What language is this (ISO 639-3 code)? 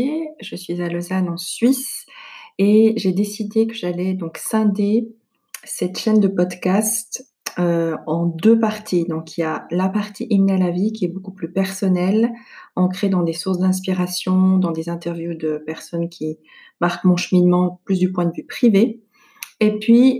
fra